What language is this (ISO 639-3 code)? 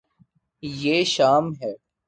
urd